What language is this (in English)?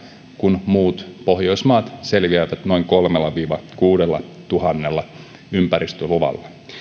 Finnish